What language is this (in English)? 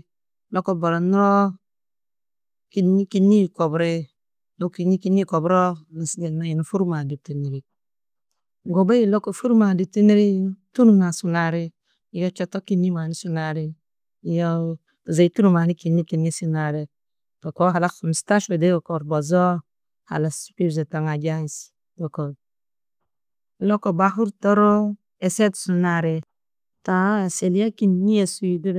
Tedaga